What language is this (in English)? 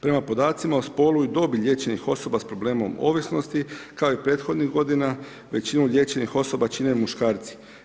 Croatian